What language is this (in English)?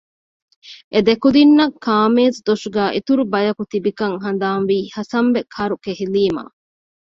Divehi